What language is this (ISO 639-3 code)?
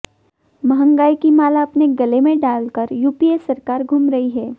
hin